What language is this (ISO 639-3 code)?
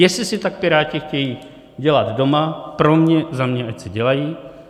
ces